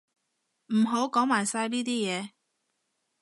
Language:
Cantonese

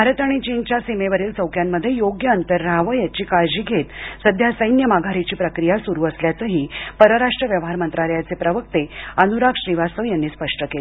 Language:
Marathi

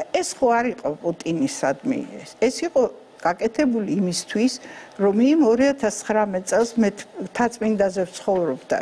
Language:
Romanian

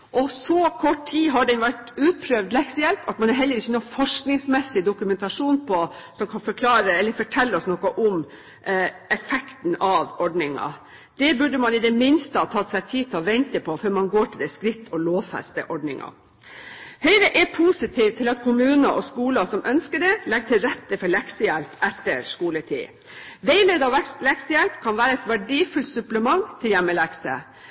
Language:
Norwegian Bokmål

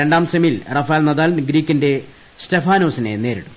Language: Malayalam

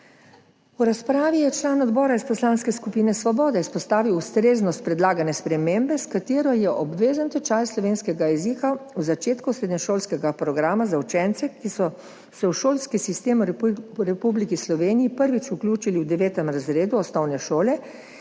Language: Slovenian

